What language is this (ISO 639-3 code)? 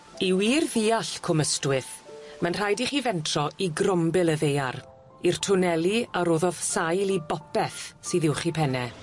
cym